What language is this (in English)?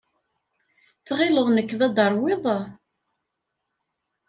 Kabyle